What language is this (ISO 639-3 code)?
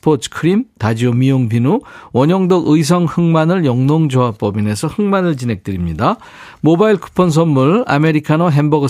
kor